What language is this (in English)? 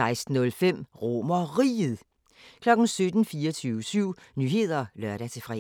Danish